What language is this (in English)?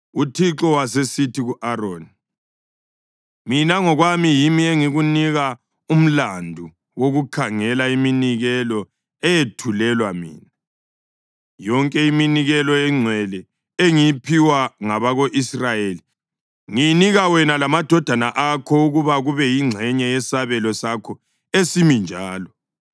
North Ndebele